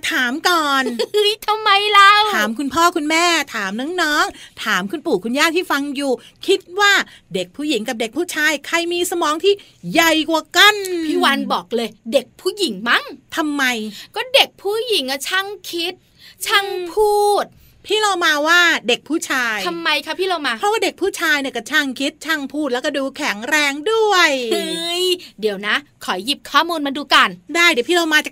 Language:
Thai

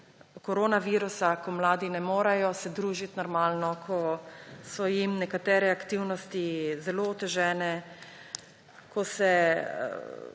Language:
Slovenian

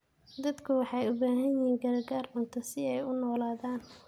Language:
Somali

